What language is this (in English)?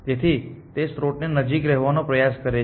Gujarati